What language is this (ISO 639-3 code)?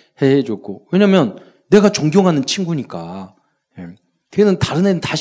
kor